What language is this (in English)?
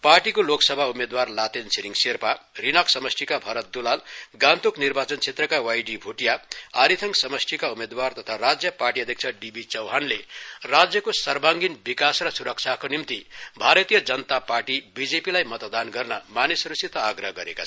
Nepali